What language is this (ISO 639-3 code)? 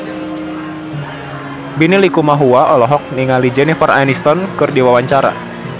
sun